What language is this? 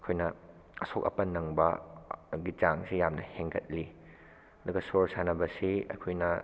Manipuri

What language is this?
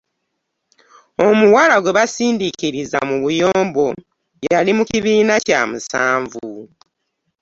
Ganda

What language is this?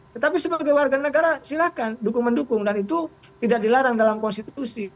Indonesian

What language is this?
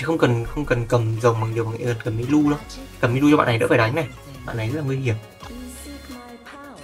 Vietnamese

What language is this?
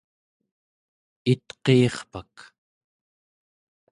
Central Yupik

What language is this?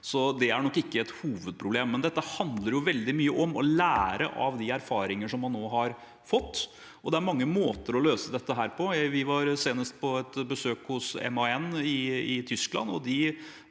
Norwegian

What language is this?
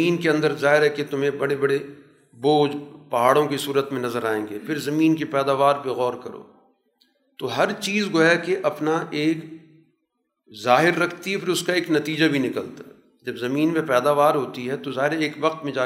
Urdu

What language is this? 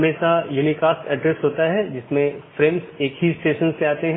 Hindi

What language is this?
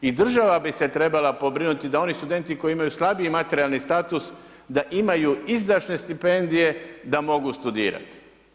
Croatian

